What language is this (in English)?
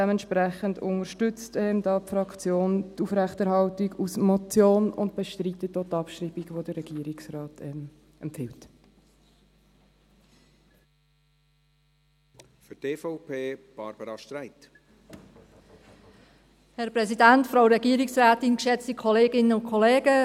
Swiss German